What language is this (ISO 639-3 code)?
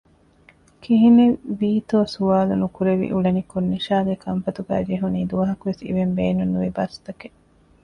div